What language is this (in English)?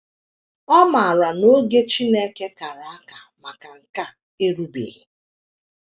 Igbo